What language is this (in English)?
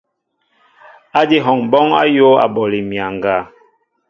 Mbo (Cameroon)